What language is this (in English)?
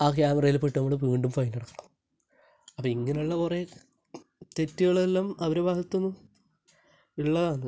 Malayalam